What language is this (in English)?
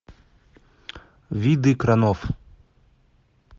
Russian